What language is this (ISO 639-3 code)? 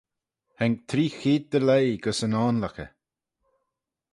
glv